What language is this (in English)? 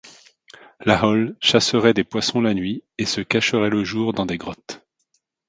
French